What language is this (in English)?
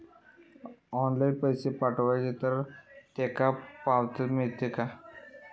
Marathi